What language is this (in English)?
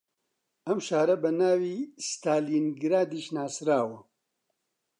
Central Kurdish